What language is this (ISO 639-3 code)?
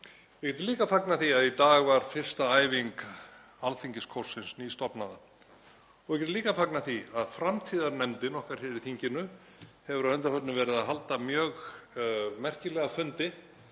isl